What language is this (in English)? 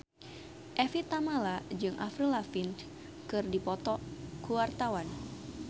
Sundanese